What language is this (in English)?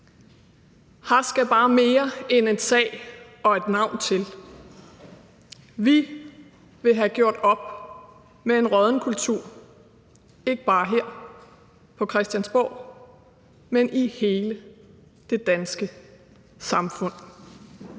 Danish